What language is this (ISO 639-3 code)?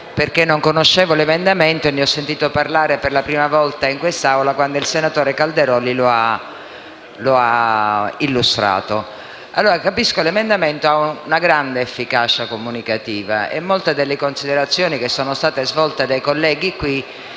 ita